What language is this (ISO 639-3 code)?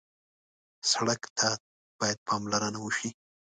pus